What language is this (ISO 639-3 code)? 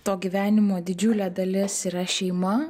lit